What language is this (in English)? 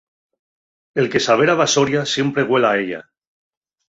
Asturian